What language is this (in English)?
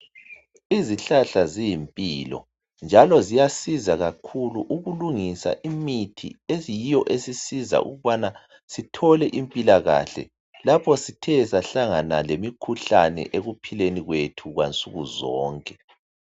North Ndebele